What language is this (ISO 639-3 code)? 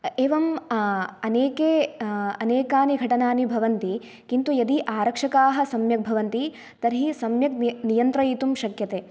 san